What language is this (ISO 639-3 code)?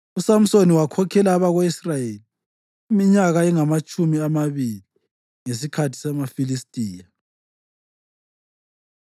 nde